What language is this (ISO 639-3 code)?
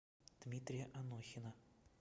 rus